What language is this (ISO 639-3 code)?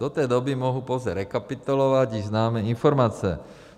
ces